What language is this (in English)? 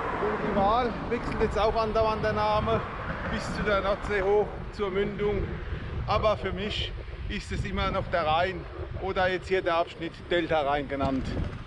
German